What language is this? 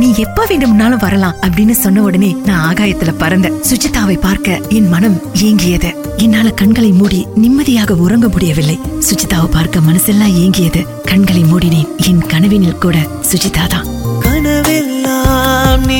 Tamil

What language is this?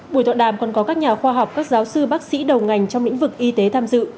Vietnamese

